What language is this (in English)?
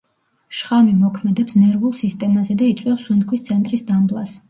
Georgian